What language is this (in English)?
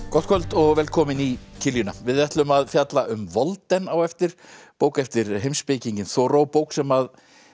Icelandic